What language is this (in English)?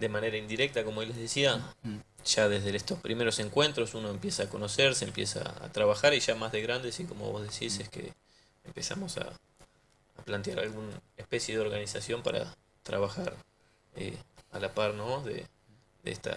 Spanish